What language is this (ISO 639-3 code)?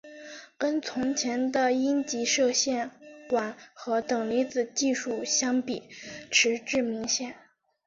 zho